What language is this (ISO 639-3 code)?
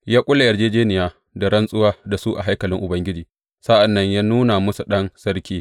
hau